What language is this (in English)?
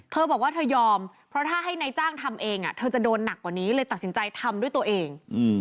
Thai